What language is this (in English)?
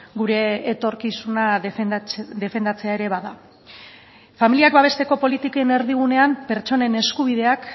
Basque